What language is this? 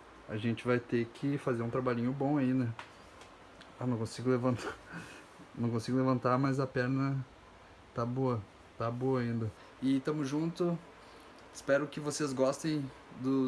Portuguese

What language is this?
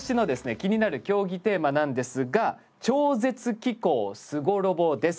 Japanese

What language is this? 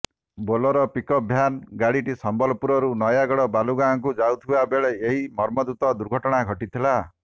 Odia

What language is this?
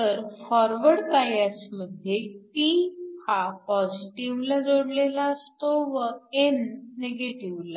Marathi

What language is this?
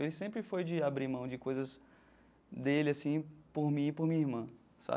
Portuguese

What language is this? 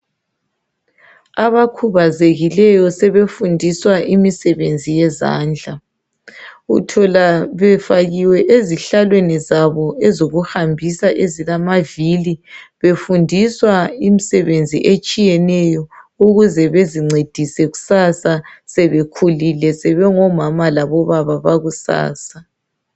North Ndebele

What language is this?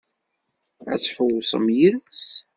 Kabyle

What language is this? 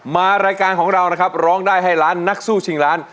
Thai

